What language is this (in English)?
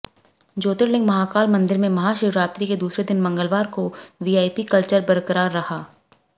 Hindi